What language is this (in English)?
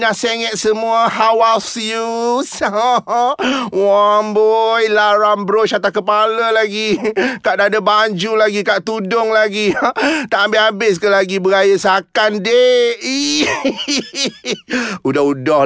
Malay